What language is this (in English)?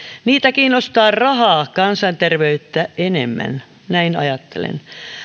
Finnish